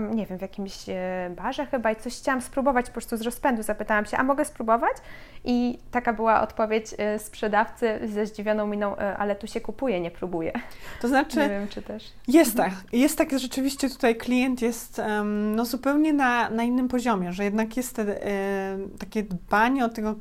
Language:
Polish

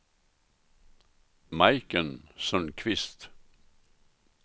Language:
Swedish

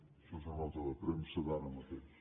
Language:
Catalan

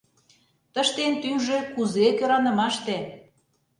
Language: Mari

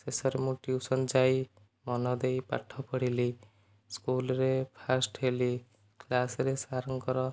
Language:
Odia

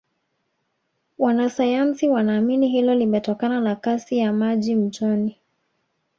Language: Swahili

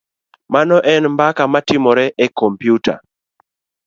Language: Luo (Kenya and Tanzania)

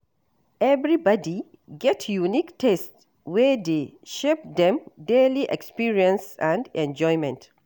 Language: Nigerian Pidgin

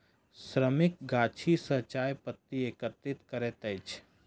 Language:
Maithili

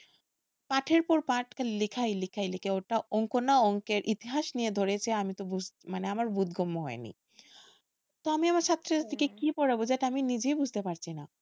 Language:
Bangla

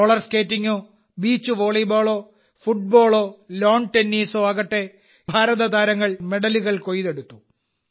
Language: Malayalam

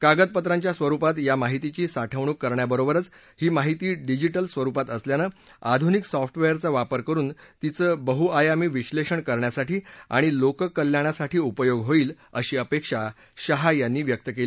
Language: Marathi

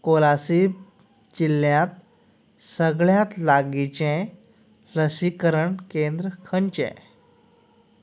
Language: Konkani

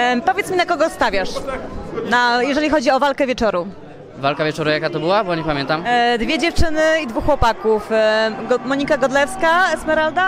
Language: Polish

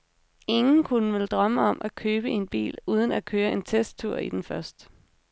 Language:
Danish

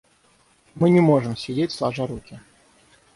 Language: Russian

